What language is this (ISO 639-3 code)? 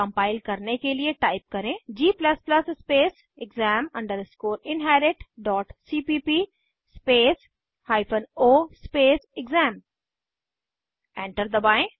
hin